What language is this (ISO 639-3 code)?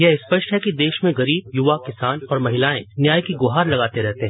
hin